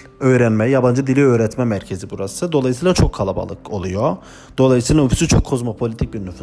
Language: Turkish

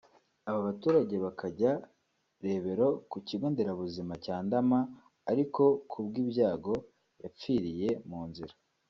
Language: Kinyarwanda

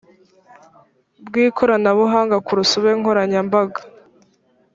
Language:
Kinyarwanda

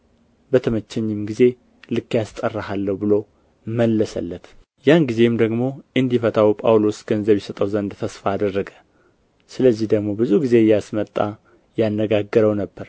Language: Amharic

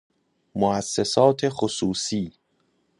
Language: Persian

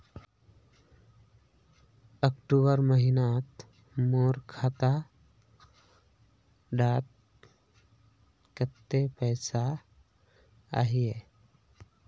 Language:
Magahi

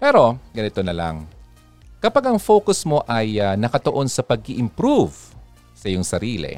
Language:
Filipino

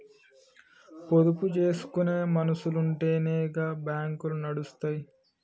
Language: Telugu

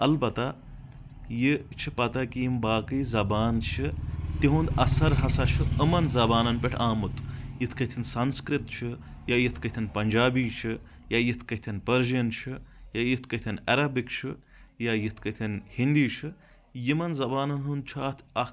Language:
Kashmiri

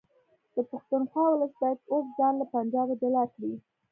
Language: Pashto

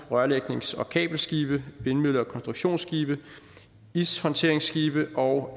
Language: Danish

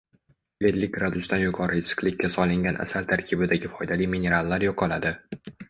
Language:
Uzbek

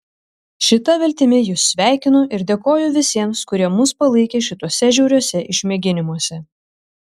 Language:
Lithuanian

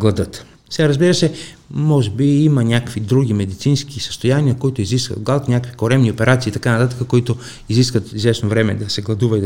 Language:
Bulgarian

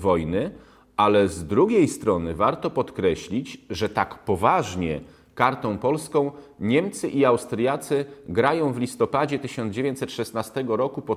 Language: Polish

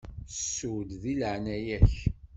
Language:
Kabyle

